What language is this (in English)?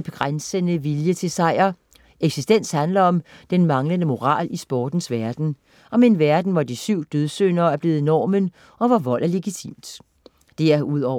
Danish